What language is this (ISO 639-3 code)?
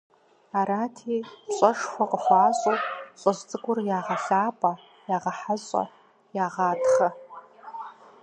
kbd